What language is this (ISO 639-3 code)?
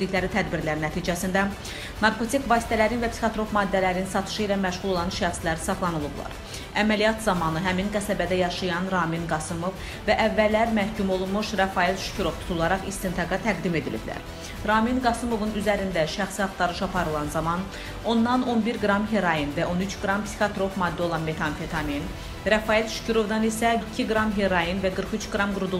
tur